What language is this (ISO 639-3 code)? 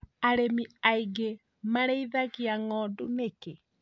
kik